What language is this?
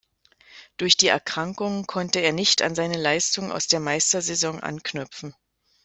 German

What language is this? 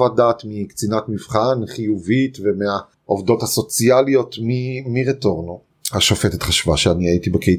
Hebrew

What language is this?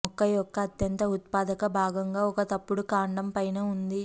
Telugu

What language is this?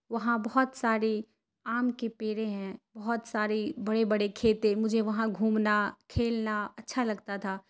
Urdu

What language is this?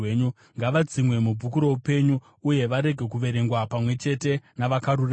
Shona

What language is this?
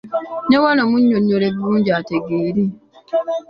Ganda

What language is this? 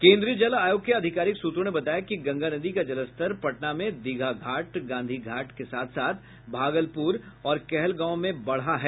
Hindi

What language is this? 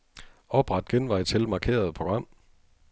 Danish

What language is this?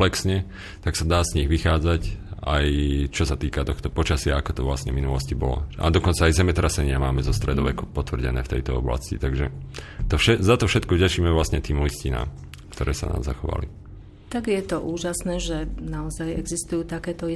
Slovak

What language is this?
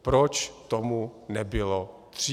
Czech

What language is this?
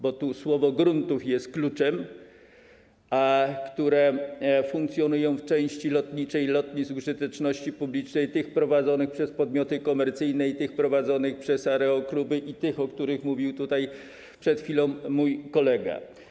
Polish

